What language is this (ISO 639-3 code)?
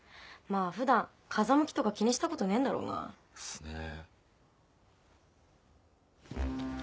jpn